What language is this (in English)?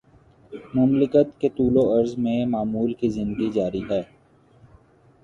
Urdu